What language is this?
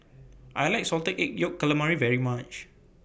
English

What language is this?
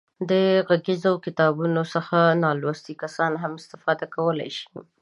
Pashto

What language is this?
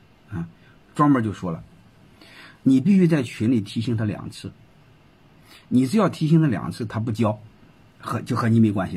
Chinese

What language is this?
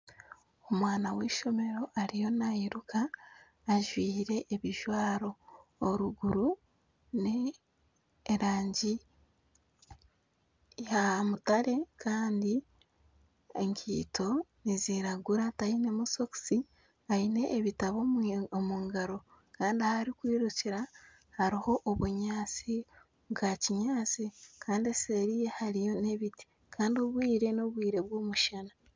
Nyankole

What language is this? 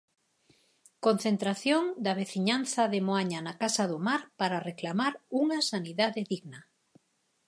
Galician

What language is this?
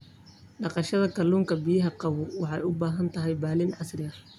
Somali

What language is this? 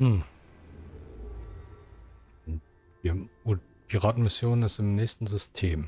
German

